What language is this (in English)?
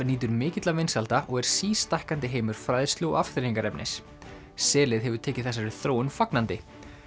Icelandic